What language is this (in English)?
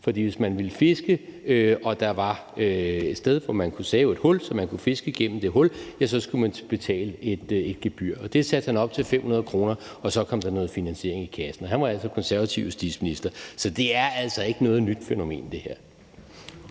Danish